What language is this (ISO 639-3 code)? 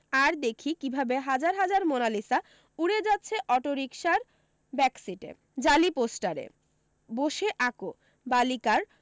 ben